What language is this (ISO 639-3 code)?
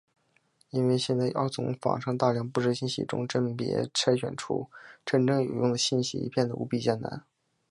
zho